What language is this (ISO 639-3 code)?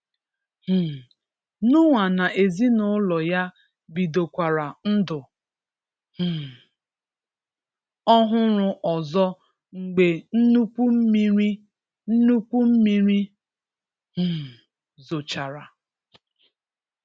ibo